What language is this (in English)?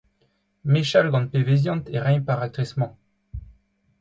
Breton